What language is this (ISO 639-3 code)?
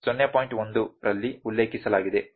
kan